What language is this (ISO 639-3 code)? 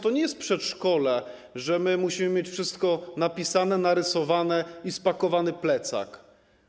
pol